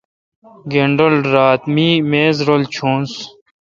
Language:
Kalkoti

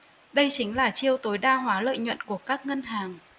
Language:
Vietnamese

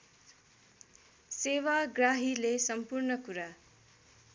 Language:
Nepali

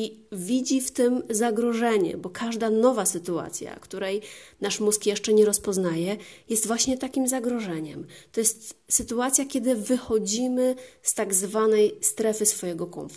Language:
Polish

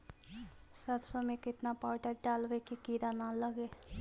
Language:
Magahi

